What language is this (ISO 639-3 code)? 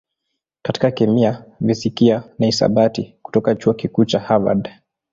swa